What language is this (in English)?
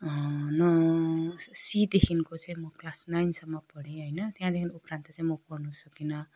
Nepali